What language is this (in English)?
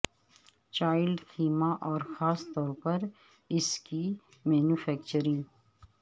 Urdu